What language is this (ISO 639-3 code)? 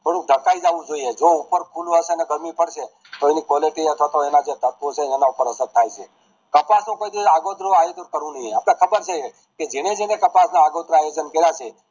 guj